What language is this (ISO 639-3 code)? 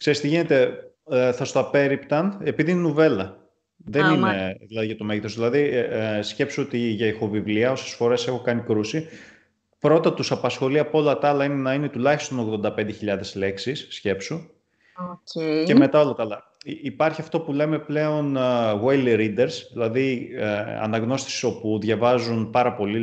ell